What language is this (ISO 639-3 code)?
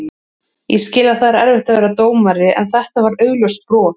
isl